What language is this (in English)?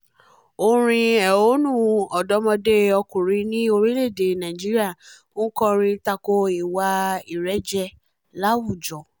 Yoruba